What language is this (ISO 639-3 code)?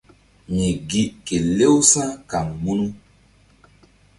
mdd